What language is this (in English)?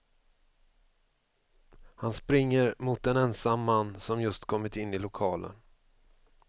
Swedish